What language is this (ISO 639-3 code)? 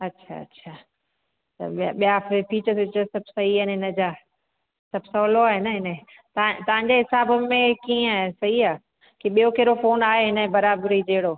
snd